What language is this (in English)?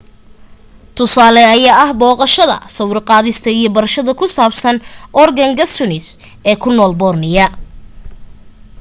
Somali